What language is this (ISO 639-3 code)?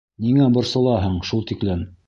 bak